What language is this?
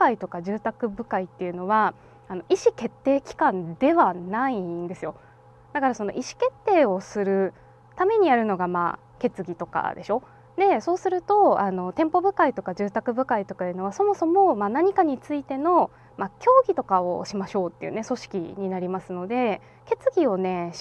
Japanese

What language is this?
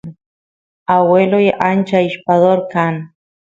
Santiago del Estero Quichua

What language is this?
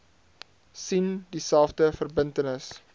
Afrikaans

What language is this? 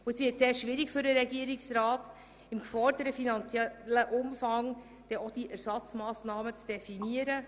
Swiss German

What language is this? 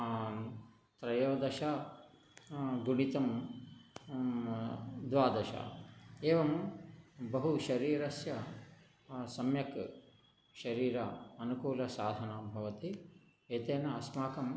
Sanskrit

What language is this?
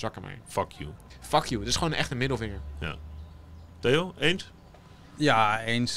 Dutch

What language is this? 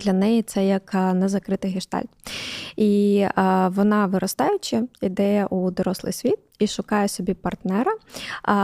Ukrainian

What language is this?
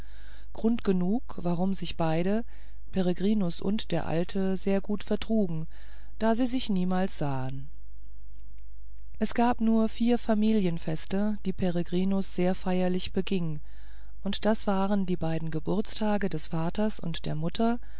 German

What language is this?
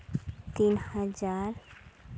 Santali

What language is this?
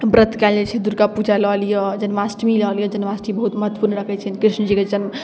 Maithili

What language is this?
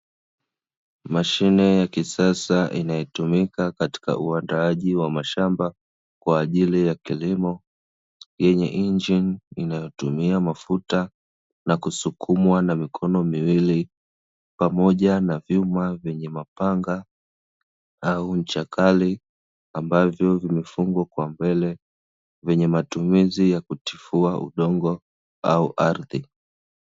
Swahili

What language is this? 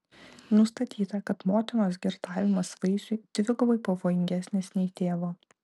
Lithuanian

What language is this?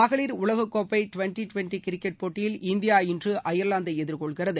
Tamil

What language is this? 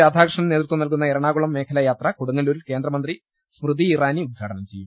Malayalam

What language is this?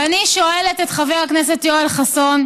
Hebrew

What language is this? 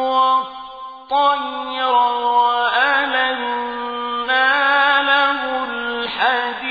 Arabic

